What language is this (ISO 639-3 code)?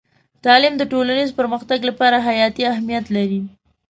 pus